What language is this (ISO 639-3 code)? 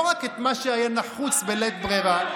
heb